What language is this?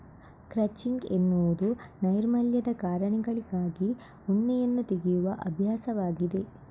Kannada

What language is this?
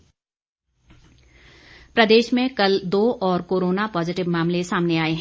Hindi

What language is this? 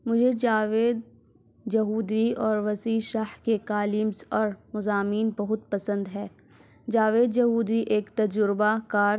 Urdu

